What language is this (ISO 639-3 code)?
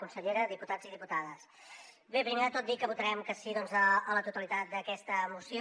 cat